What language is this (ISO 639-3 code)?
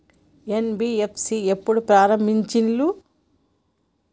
tel